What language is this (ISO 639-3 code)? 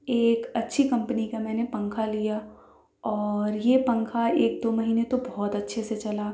urd